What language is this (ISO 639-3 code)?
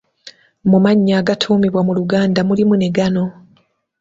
lug